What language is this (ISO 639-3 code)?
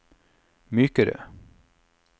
nor